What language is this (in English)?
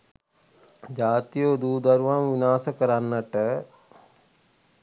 Sinhala